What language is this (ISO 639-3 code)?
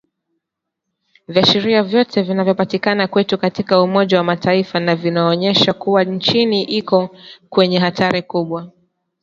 swa